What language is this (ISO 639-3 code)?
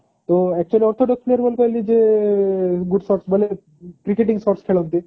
ori